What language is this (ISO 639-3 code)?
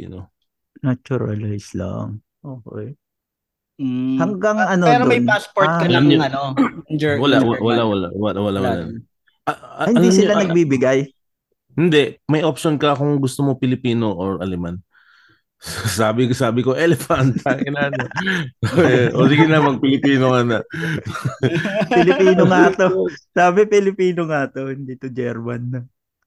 fil